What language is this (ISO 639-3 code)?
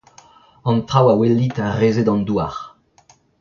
bre